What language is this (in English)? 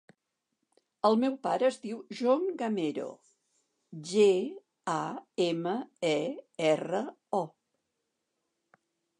Catalan